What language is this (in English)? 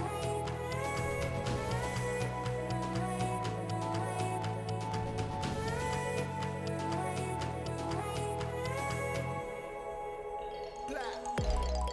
Hindi